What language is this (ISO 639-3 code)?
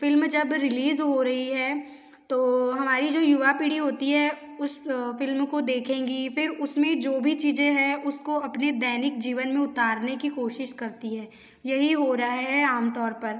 hin